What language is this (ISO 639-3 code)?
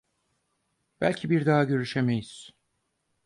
tur